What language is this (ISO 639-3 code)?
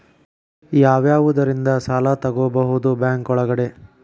kan